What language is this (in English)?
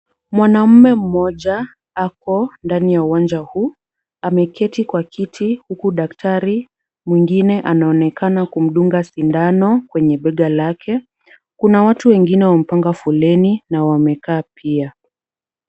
Swahili